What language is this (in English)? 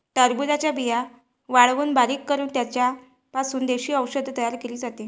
Marathi